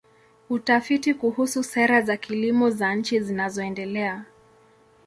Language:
Swahili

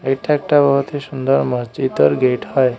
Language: Bangla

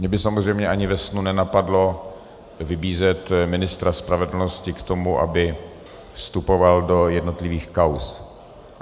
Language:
Czech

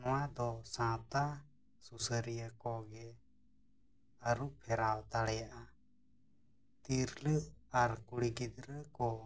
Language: Santali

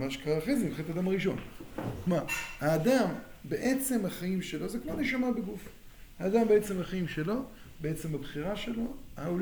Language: Hebrew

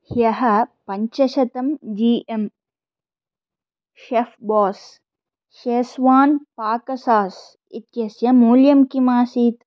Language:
Sanskrit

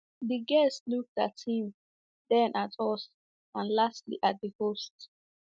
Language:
Igbo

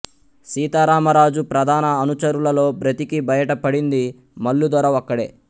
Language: Telugu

